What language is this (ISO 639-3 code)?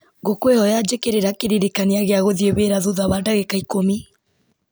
kik